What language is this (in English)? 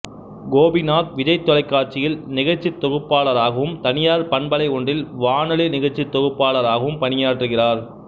Tamil